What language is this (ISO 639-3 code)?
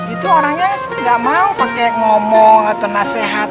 ind